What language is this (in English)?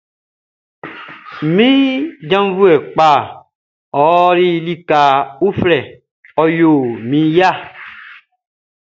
Baoulé